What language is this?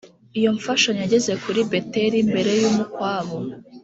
Kinyarwanda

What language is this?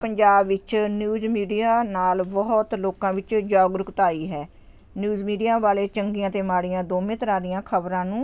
Punjabi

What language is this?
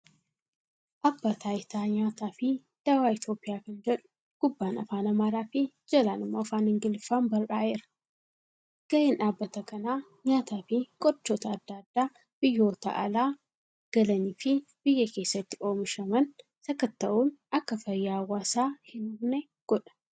Oromo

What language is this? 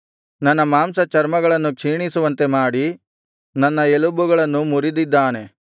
Kannada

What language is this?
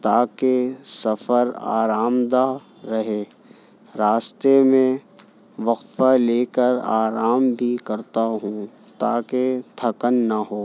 Urdu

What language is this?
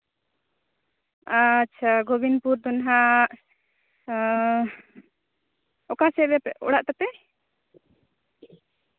Santali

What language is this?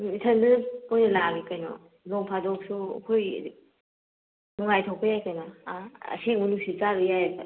Manipuri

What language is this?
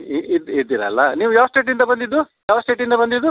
Kannada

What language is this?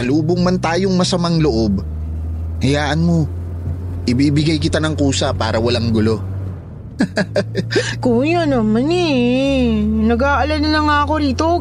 Filipino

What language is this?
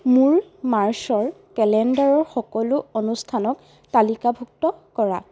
Assamese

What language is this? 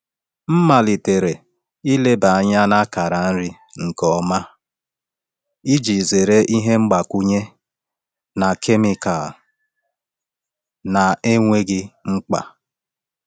Igbo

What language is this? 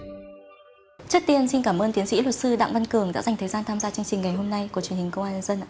Vietnamese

